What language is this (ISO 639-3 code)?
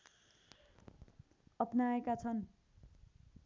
nep